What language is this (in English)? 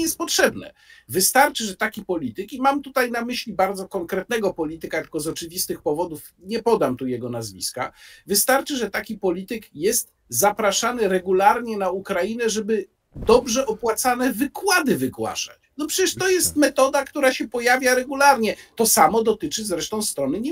Polish